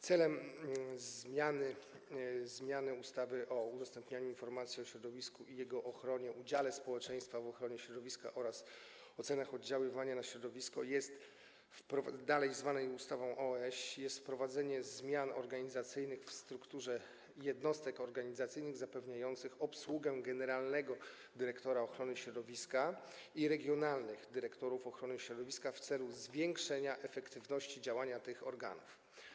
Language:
Polish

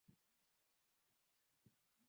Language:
Swahili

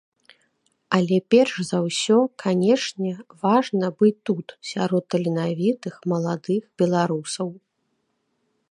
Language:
Belarusian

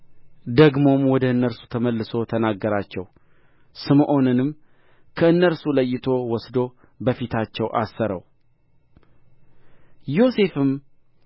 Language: Amharic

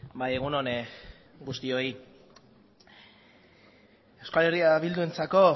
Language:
Basque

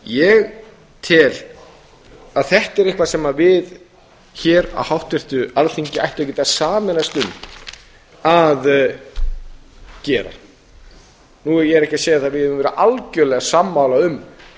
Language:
Icelandic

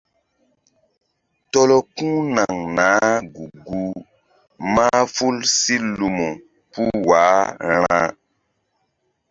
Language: Mbum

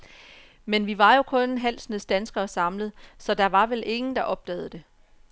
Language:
Danish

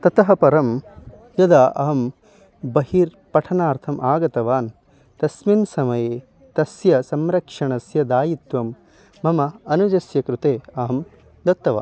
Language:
Sanskrit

